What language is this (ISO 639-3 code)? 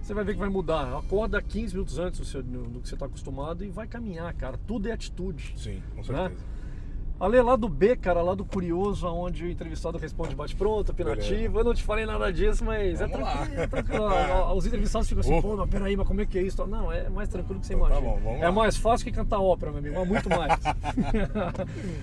por